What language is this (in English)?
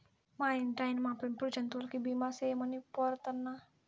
Telugu